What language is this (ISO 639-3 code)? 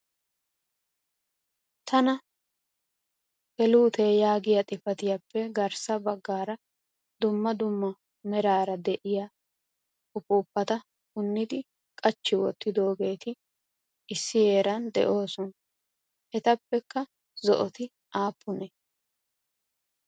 wal